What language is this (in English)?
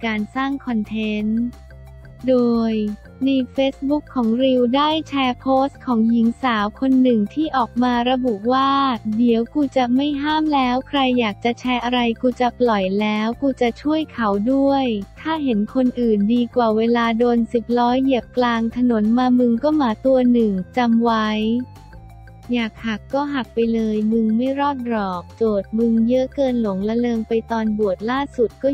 Thai